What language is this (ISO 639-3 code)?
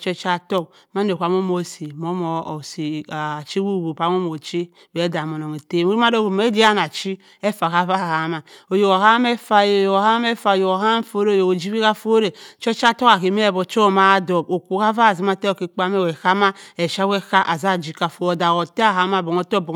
mfn